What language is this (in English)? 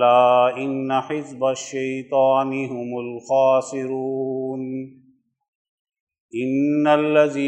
Urdu